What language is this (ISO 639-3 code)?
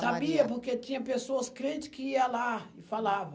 por